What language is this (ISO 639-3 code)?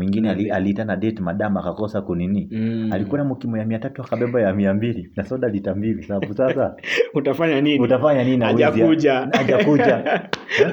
swa